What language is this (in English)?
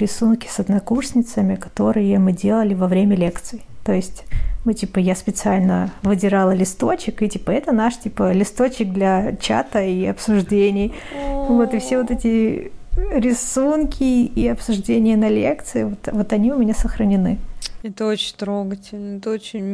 Russian